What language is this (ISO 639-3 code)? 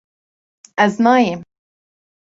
kur